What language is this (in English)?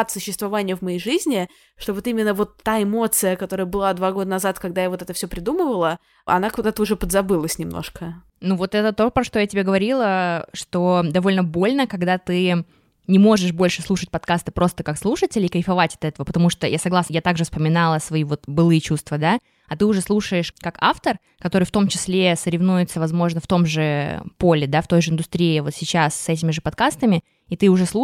Russian